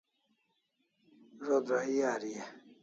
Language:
Kalasha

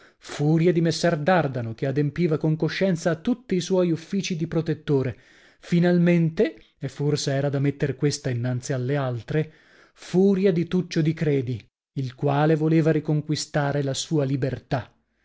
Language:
Italian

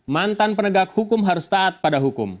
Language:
Indonesian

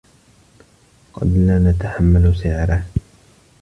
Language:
Arabic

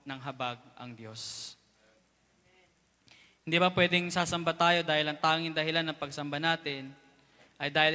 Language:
Filipino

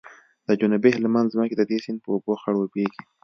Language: Pashto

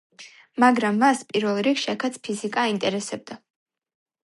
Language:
Georgian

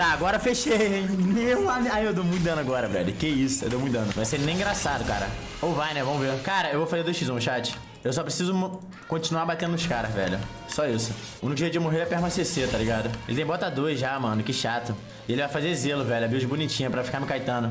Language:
Portuguese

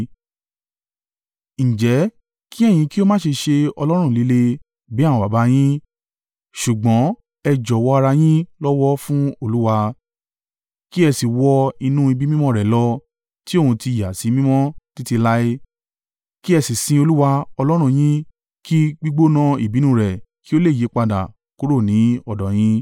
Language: Yoruba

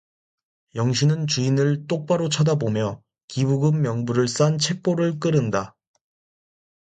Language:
Korean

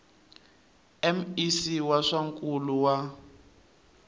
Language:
Tsonga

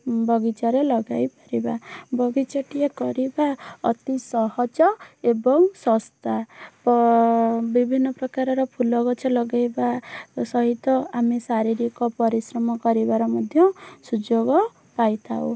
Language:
Odia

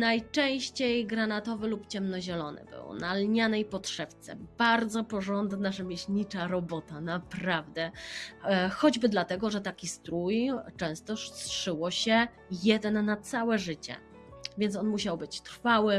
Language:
Polish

